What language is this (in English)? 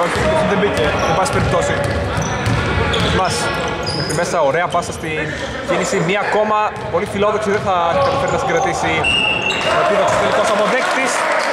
Greek